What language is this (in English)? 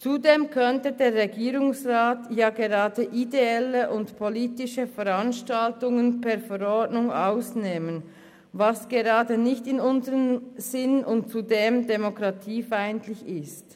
Swiss German